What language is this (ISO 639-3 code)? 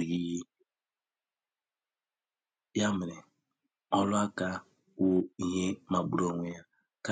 ibo